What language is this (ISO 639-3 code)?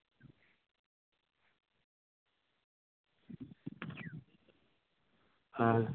sat